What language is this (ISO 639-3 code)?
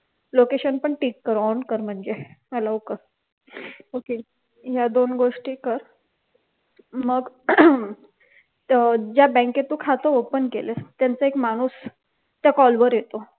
mar